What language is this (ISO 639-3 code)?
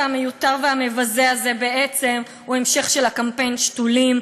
heb